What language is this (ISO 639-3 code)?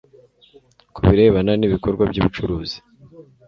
kin